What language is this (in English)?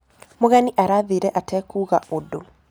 Kikuyu